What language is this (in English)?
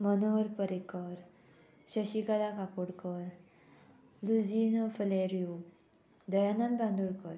Konkani